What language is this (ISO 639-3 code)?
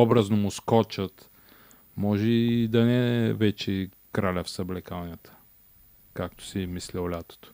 bul